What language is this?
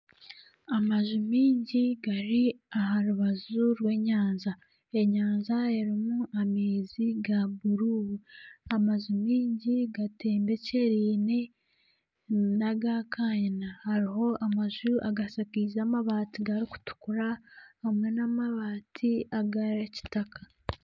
Nyankole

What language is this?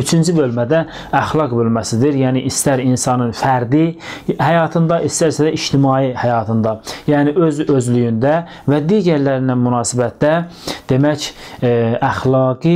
Turkish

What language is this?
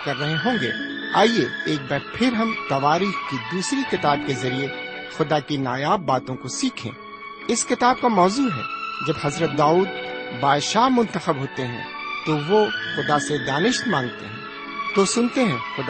Urdu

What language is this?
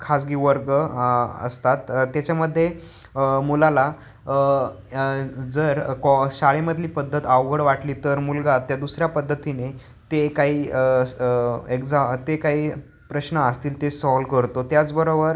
Marathi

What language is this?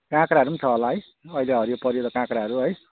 Nepali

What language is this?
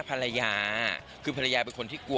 Thai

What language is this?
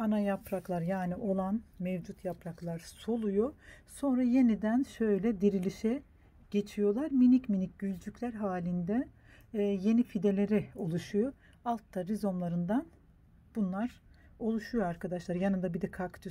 Turkish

